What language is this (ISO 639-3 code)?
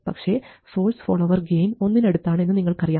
mal